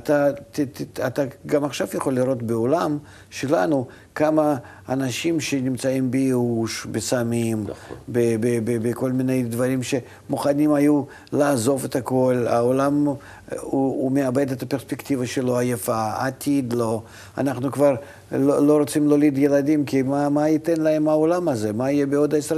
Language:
Hebrew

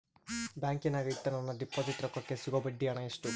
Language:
Kannada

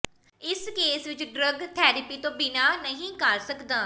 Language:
Punjabi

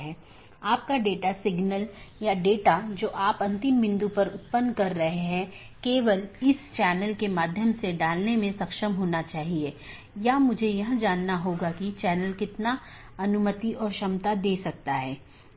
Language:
Hindi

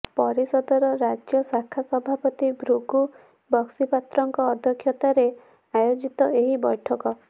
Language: Odia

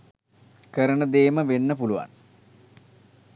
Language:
Sinhala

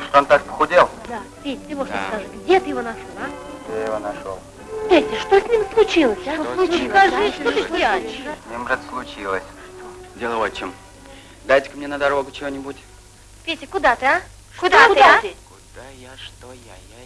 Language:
Russian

